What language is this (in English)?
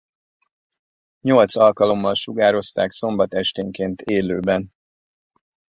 Hungarian